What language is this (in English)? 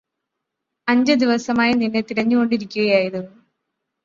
Malayalam